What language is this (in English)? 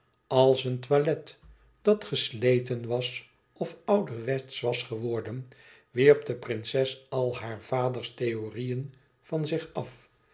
Dutch